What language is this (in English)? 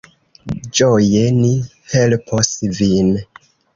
Esperanto